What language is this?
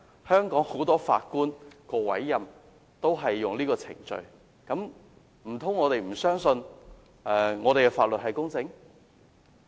Cantonese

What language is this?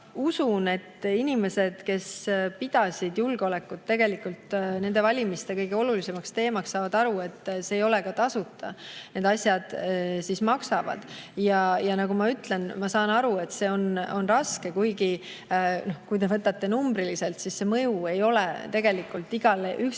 Estonian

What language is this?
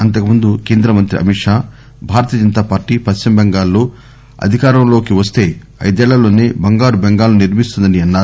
Telugu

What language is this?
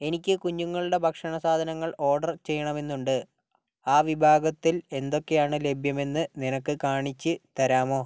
Malayalam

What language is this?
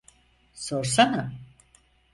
Turkish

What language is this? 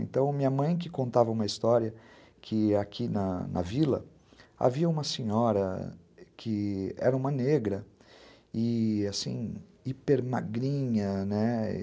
Portuguese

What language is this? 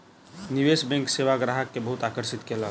Maithili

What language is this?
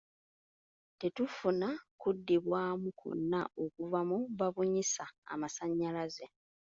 Ganda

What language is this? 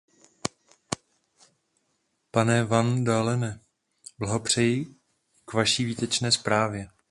Czech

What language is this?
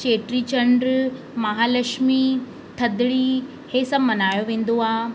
Sindhi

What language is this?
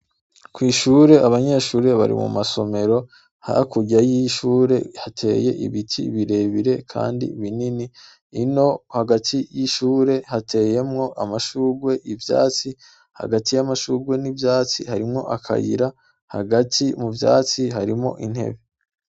Rundi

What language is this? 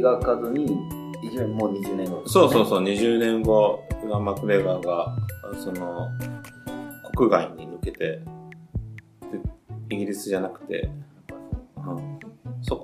Japanese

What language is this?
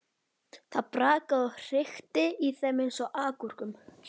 Icelandic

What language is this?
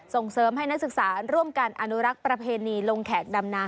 Thai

